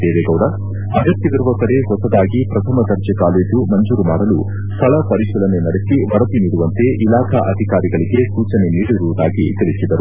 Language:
Kannada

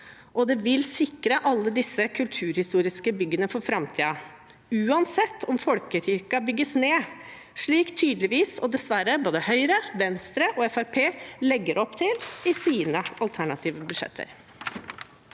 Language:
Norwegian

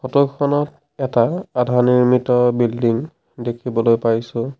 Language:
Assamese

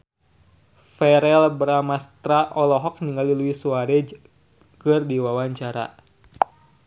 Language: Sundanese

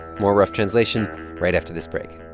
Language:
English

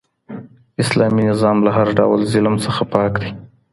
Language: Pashto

